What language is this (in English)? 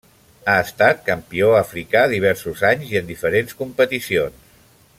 Catalan